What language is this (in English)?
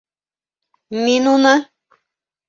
Bashkir